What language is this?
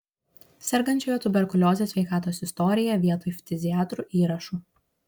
Lithuanian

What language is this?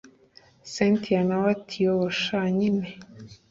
Kinyarwanda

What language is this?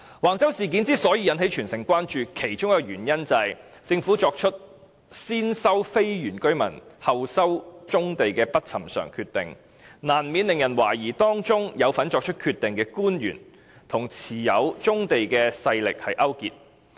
Cantonese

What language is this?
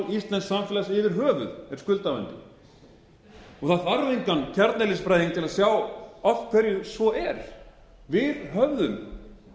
Icelandic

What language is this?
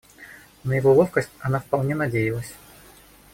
Russian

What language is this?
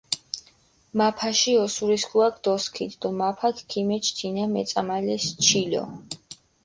Mingrelian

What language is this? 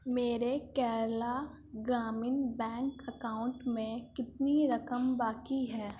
Urdu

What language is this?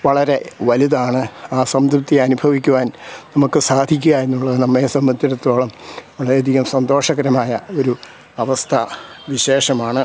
Malayalam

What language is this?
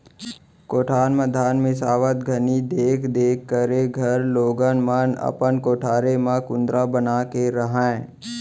Chhattisgarhi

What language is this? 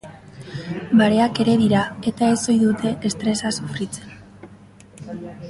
Basque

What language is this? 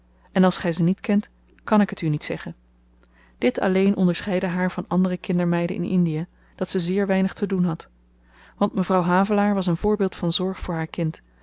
Dutch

